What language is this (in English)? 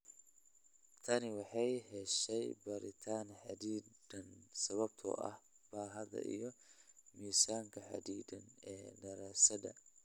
Somali